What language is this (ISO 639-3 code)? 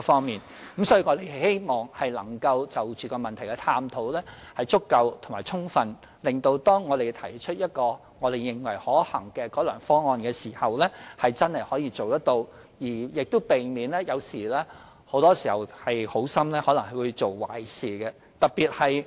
yue